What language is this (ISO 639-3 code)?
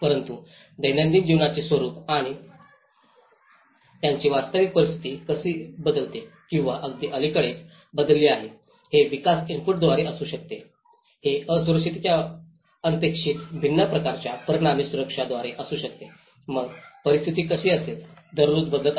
mar